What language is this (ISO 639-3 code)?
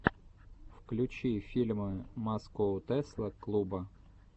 rus